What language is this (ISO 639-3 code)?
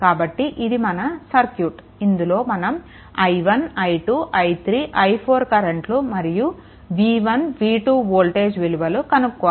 tel